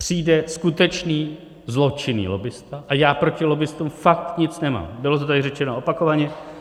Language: Czech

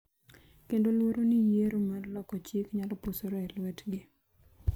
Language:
Luo (Kenya and Tanzania)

